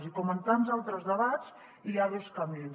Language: Catalan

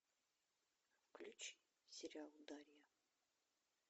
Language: Russian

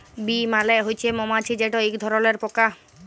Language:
Bangla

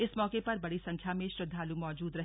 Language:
Hindi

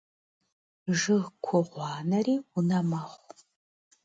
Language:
Kabardian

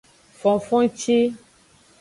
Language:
Aja (Benin)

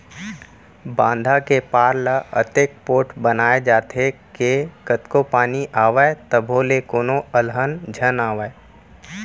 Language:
Chhattisgarhi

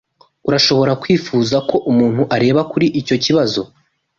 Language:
Kinyarwanda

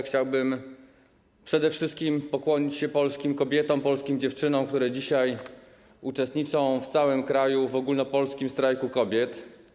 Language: Polish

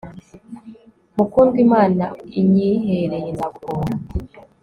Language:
Kinyarwanda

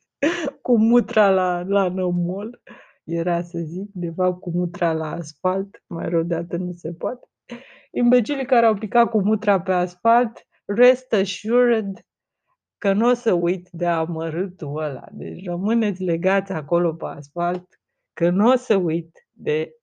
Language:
Romanian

